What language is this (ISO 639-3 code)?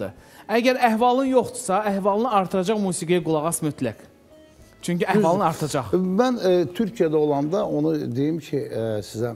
tur